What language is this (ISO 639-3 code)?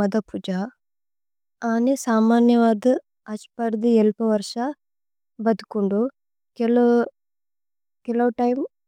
tcy